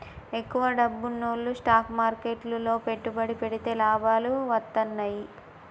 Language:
Telugu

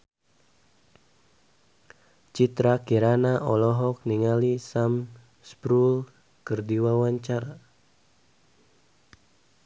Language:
Sundanese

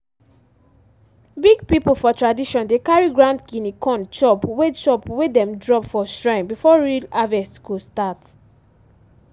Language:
Nigerian Pidgin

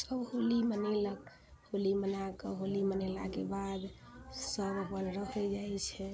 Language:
Maithili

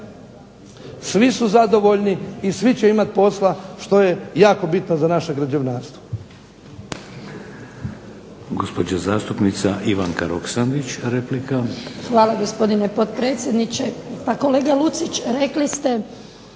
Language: Croatian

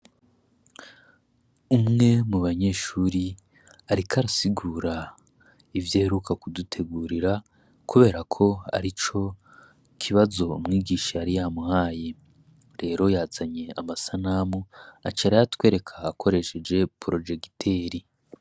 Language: Rundi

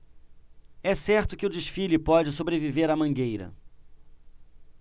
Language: Portuguese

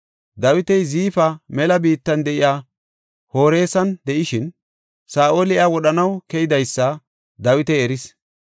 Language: Gofa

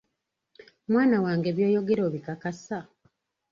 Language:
Ganda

